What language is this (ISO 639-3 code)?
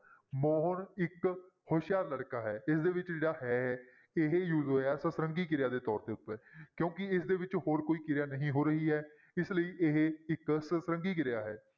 pan